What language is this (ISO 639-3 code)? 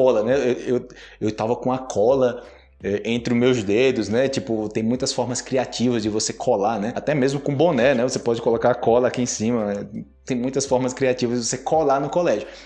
por